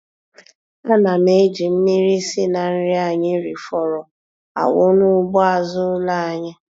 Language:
Igbo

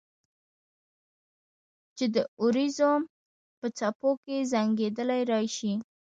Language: Pashto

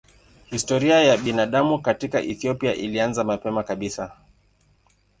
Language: Swahili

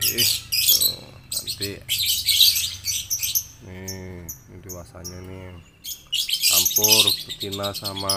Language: Indonesian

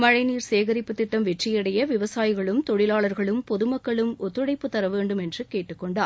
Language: Tamil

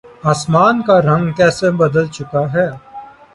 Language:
Urdu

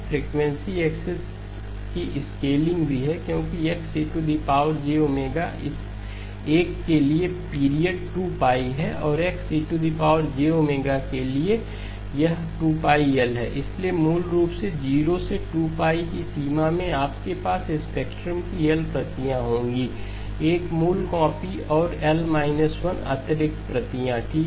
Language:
Hindi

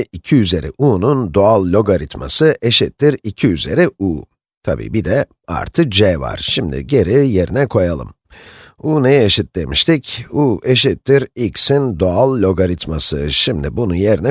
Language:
Turkish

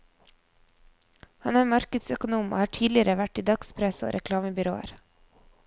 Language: Norwegian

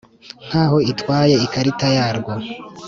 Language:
Kinyarwanda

